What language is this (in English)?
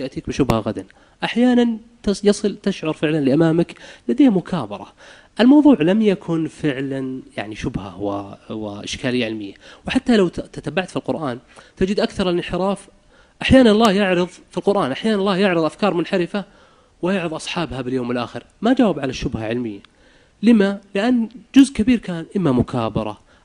Arabic